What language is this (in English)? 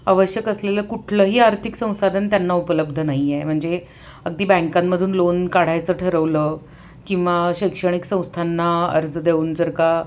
Marathi